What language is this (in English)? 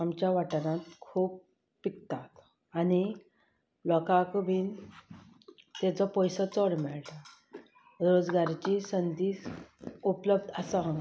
Konkani